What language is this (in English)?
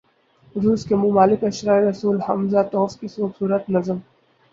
Urdu